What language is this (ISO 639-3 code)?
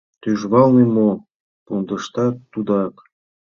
chm